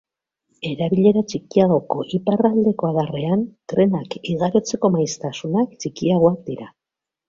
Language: Basque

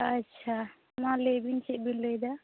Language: Santali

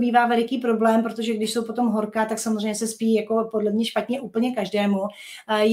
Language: Czech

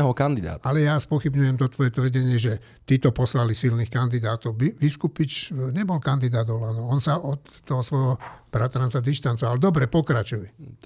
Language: Slovak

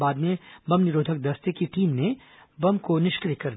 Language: Hindi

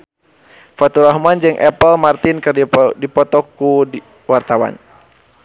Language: Sundanese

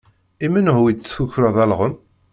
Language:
Kabyle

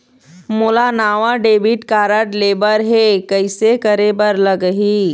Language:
Chhattisgarhi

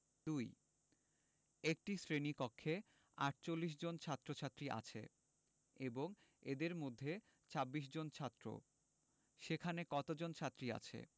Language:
Bangla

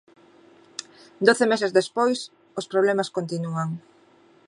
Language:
Galician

